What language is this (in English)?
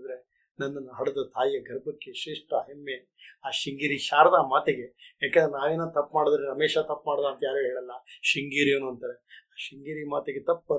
Kannada